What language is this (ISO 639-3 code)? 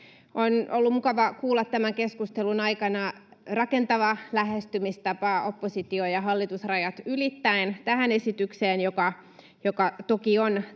fin